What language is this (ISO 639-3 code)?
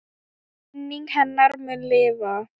isl